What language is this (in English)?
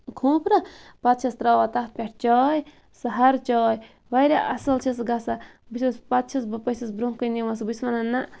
Kashmiri